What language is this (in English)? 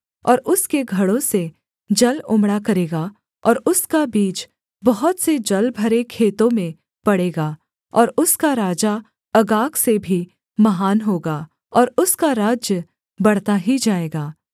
Hindi